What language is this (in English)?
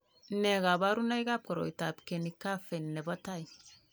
Kalenjin